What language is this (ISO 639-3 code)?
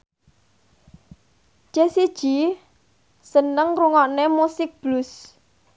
jav